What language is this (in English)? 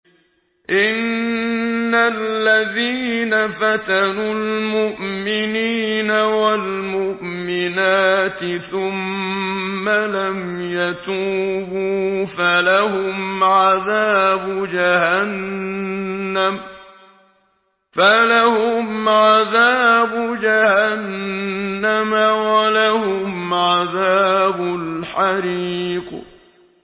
Arabic